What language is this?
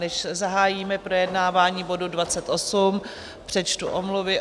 Czech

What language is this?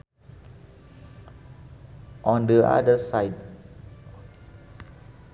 Sundanese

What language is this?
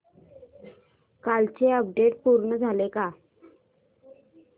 Marathi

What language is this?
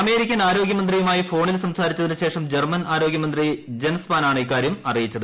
Malayalam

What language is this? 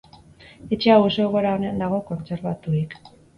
Basque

